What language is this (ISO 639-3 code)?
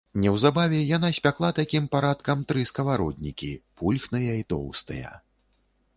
bel